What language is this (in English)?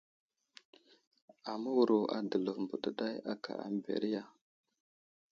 Wuzlam